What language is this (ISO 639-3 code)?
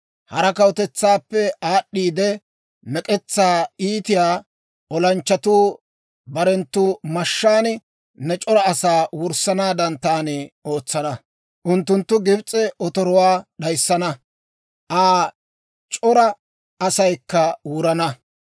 dwr